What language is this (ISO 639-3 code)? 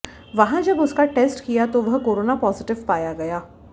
hin